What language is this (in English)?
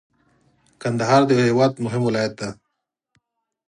Pashto